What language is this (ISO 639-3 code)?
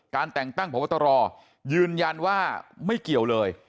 tha